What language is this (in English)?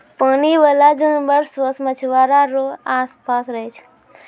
Maithili